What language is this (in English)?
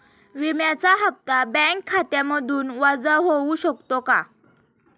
Marathi